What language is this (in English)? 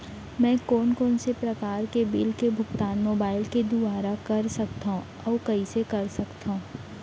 Chhattisgarhi